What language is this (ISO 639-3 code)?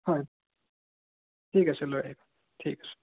asm